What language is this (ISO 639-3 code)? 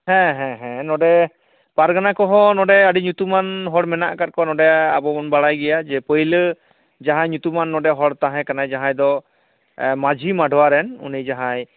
sat